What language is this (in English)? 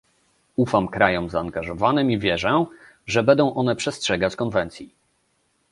Polish